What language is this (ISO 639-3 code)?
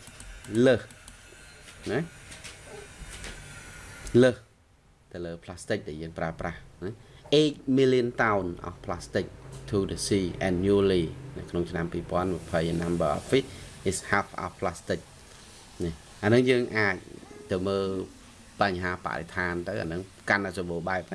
vie